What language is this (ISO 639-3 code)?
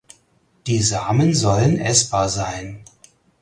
deu